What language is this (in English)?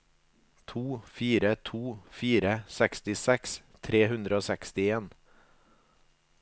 Norwegian